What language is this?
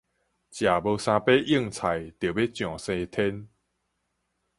Min Nan Chinese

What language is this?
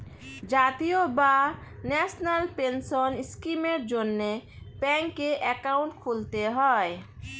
Bangla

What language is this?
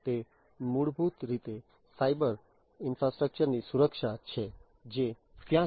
Gujarati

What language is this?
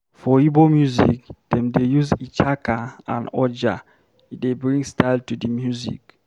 Nigerian Pidgin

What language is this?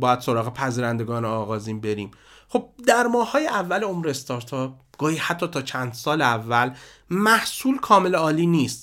Persian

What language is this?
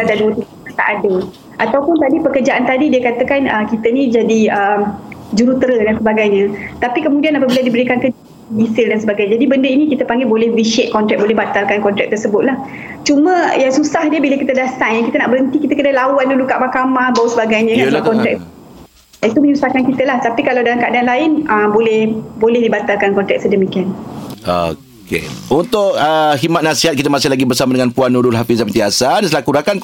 Malay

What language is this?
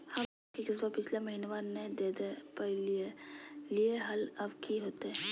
Magahi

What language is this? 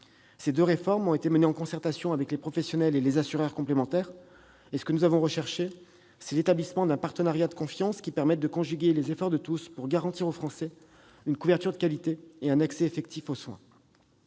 French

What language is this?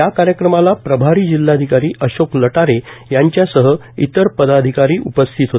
Marathi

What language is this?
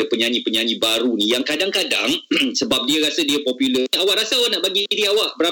Malay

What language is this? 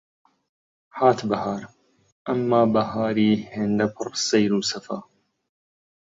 Central Kurdish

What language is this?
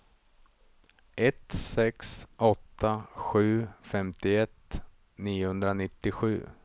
Swedish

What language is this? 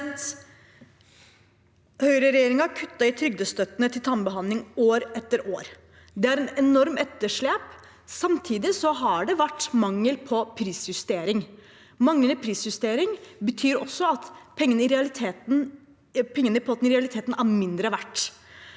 Norwegian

